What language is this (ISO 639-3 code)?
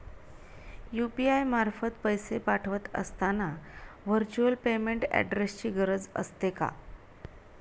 mar